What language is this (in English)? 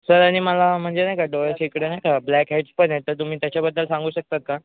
Marathi